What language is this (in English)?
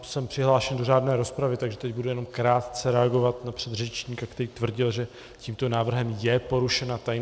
Czech